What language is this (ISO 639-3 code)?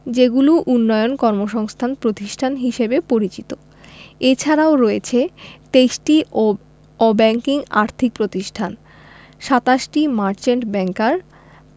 ben